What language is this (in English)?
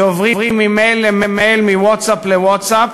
Hebrew